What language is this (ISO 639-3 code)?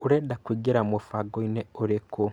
kik